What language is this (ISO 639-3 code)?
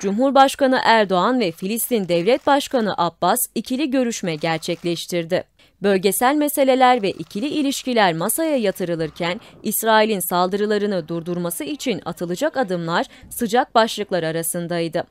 tur